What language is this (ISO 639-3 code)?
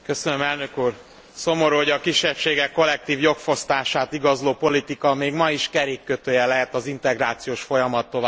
hun